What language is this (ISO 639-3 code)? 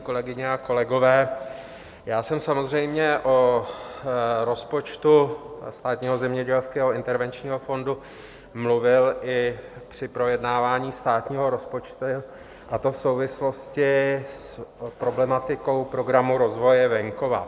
ces